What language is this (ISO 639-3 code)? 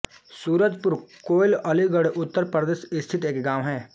hin